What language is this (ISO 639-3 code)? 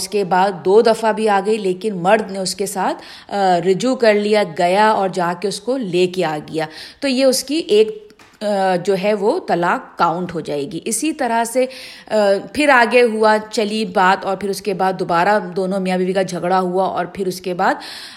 urd